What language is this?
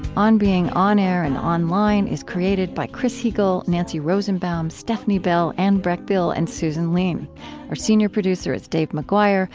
English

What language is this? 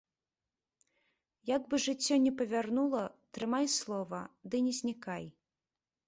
Belarusian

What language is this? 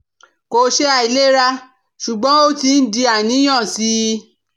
Yoruba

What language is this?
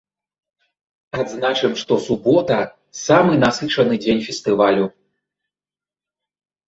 Belarusian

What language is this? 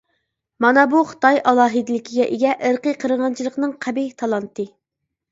Uyghur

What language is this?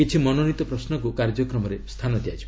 Odia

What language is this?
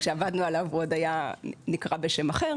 Hebrew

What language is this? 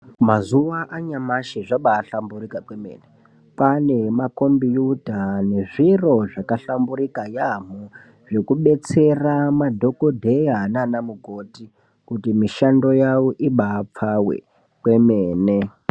Ndau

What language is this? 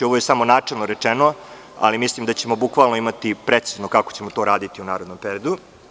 Serbian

